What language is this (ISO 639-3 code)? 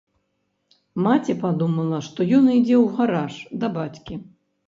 bel